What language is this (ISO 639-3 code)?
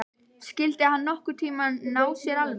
isl